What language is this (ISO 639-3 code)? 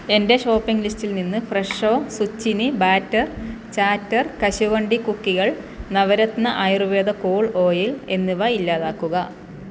mal